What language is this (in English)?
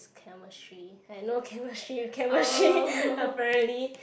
English